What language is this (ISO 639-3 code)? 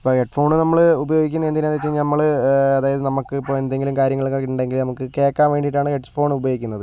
mal